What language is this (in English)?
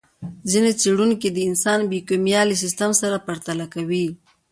Pashto